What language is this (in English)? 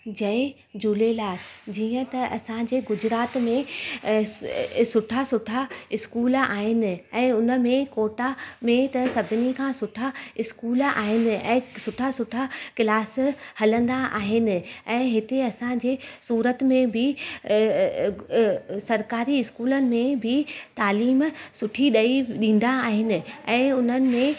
Sindhi